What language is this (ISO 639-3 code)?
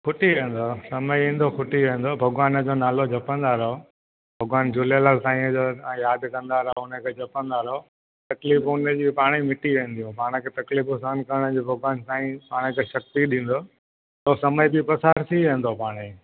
snd